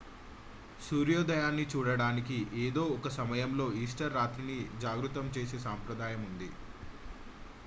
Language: Telugu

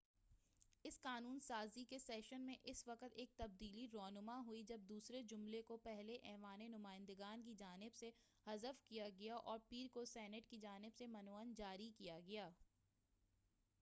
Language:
Urdu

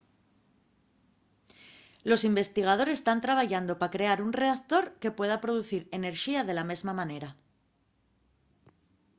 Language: Asturian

